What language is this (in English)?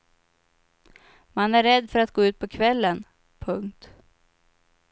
Swedish